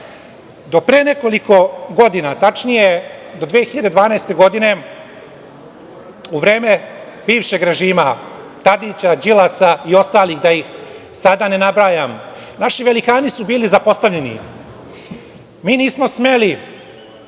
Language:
Serbian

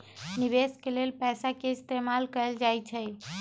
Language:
Magahi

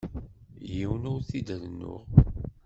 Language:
Kabyle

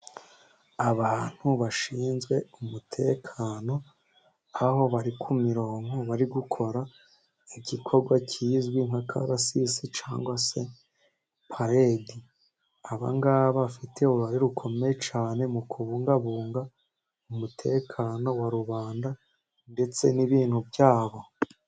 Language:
Kinyarwanda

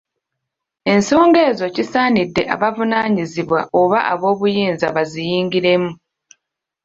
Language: Ganda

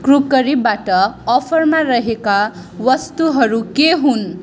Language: Nepali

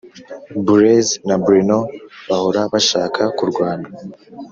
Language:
Kinyarwanda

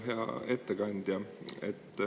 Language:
Estonian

